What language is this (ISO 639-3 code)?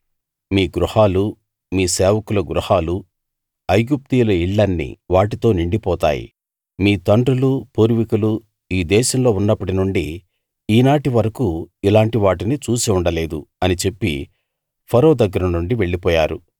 tel